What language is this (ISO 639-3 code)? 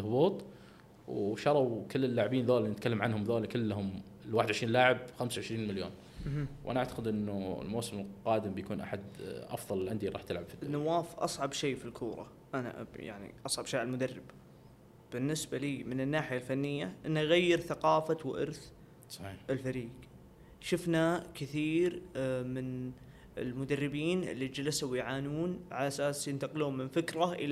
ara